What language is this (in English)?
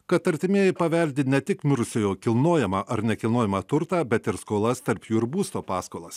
Lithuanian